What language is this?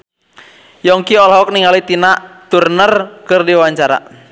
Sundanese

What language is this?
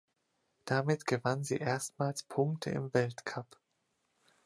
German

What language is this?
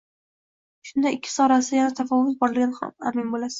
Uzbek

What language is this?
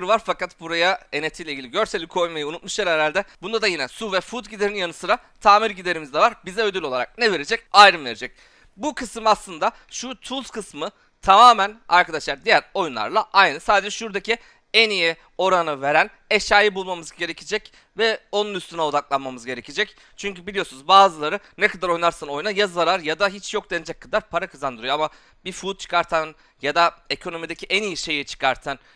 Turkish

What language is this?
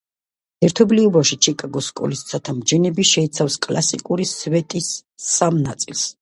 Georgian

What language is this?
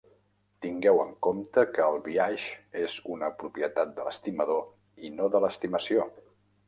Catalan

